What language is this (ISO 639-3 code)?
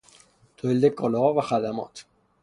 fas